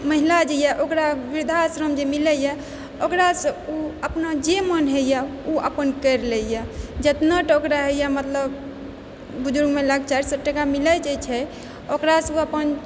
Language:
Maithili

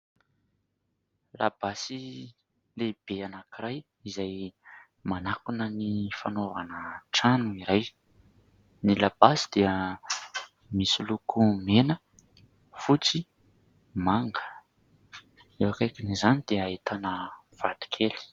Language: Malagasy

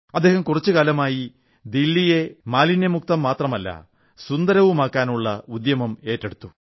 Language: Malayalam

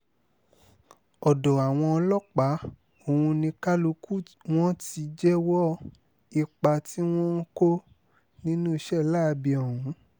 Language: Yoruba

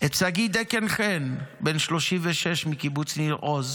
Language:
Hebrew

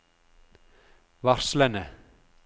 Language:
Norwegian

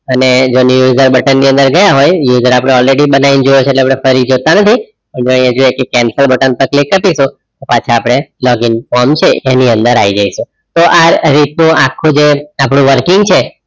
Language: Gujarati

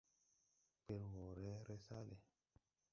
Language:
Tupuri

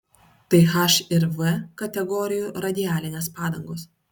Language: Lithuanian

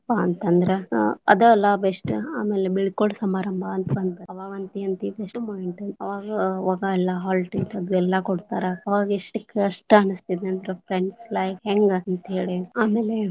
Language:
Kannada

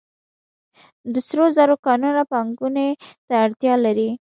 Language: Pashto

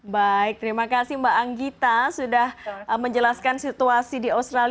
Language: Indonesian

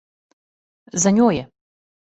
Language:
Serbian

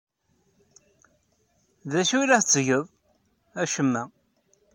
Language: Kabyle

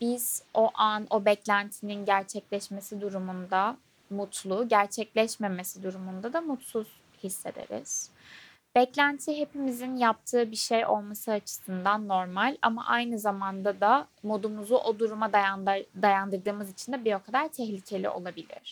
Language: Turkish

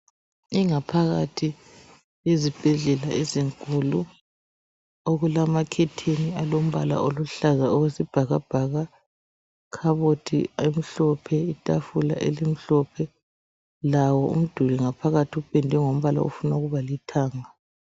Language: North Ndebele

